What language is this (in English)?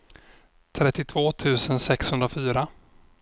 Swedish